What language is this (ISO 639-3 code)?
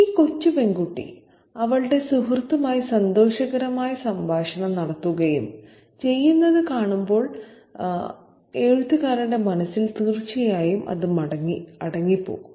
mal